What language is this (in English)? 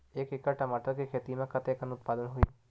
Chhattisgarhi